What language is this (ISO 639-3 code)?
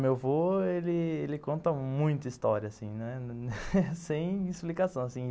por